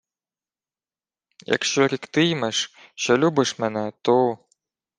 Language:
Ukrainian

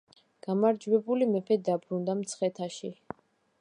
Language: Georgian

